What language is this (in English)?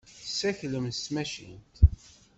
Kabyle